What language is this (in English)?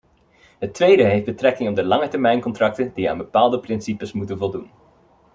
Dutch